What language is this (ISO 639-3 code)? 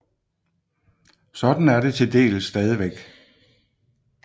dan